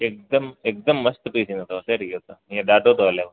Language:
Sindhi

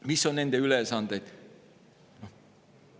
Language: Estonian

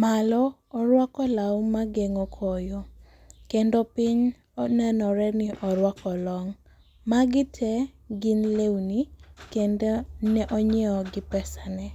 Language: Luo (Kenya and Tanzania)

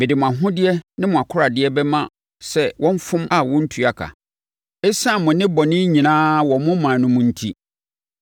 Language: Akan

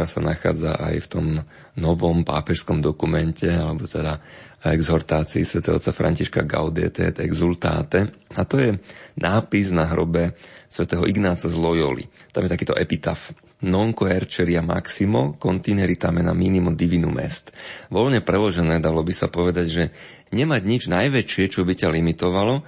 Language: Slovak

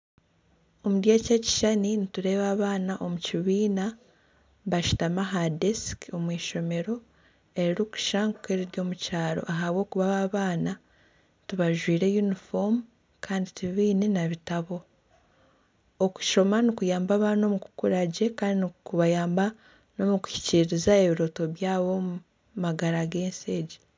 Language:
Nyankole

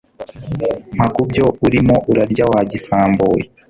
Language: Kinyarwanda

